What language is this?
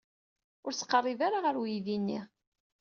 Kabyle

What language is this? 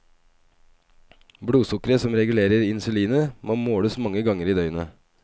Norwegian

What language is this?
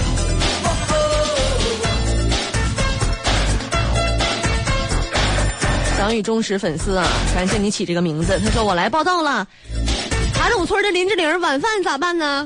Chinese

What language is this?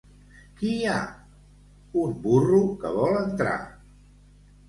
Catalan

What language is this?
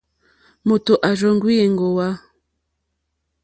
Mokpwe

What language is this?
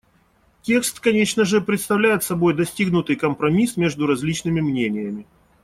Russian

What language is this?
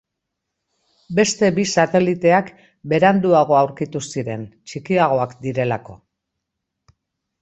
Basque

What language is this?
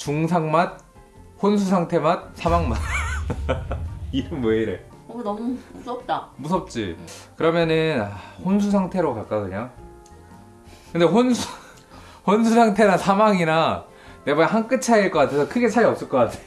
Korean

